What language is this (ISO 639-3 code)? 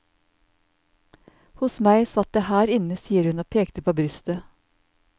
nor